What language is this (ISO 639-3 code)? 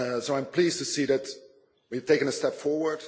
eng